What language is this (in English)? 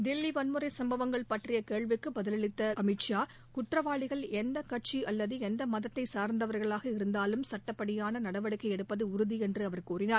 Tamil